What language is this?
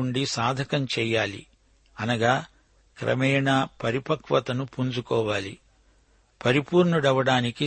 Telugu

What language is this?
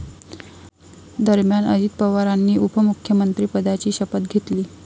Marathi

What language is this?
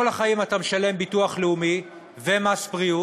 Hebrew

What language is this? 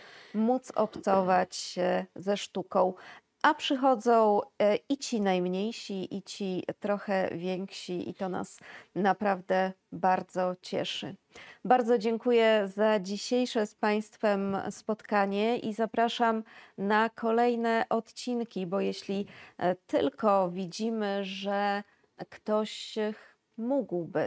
Polish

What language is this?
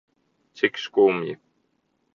Latvian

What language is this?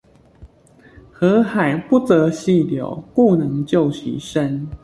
Chinese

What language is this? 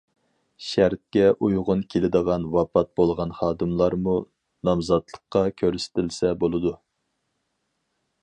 Uyghur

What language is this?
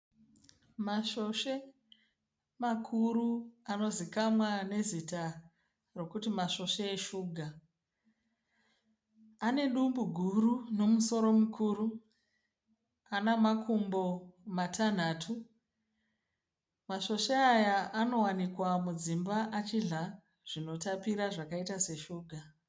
Shona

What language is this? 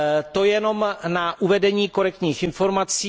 Czech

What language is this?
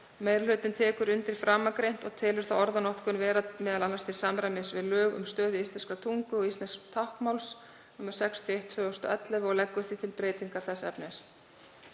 Icelandic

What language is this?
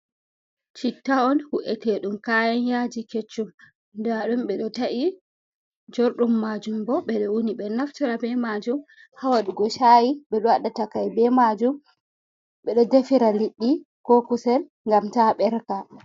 Fula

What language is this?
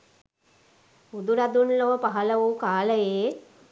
Sinhala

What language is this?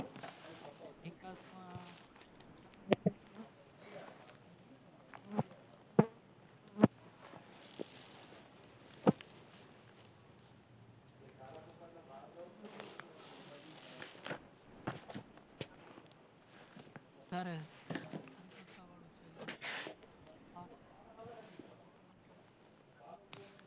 Gujarati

